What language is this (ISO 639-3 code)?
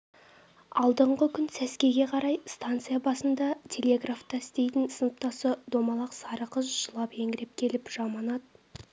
kaz